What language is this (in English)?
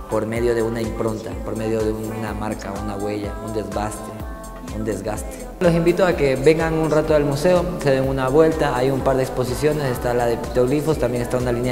Spanish